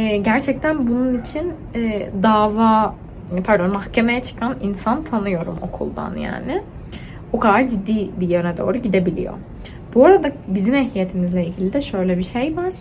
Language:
Turkish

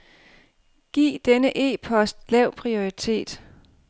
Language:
Danish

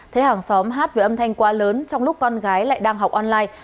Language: Vietnamese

